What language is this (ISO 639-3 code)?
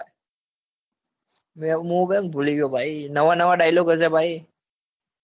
guj